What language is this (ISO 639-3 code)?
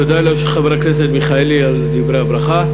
heb